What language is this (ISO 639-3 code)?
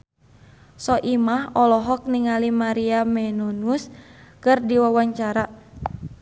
sun